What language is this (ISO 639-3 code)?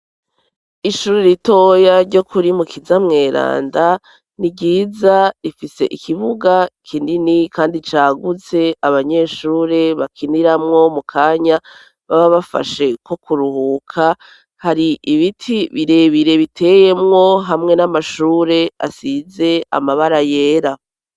run